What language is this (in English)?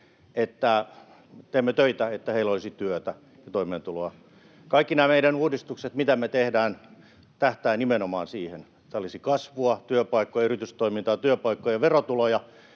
Finnish